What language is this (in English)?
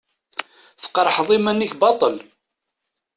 Kabyle